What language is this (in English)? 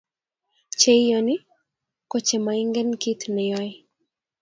Kalenjin